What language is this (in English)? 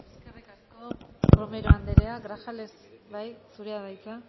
Basque